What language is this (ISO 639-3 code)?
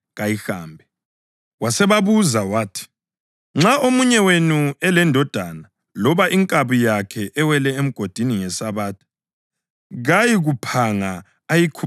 nde